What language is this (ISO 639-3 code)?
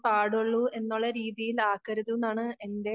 mal